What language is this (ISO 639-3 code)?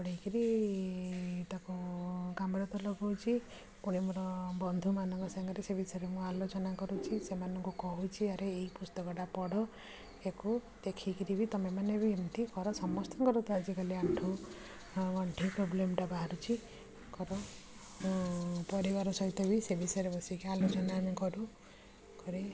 ori